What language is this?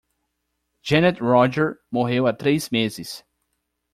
Portuguese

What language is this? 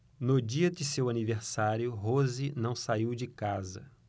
Portuguese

